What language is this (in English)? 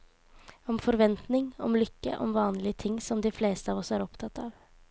Norwegian